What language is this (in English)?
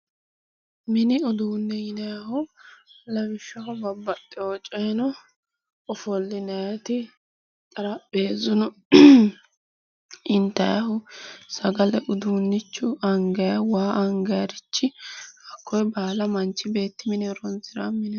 Sidamo